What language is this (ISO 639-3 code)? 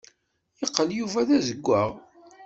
kab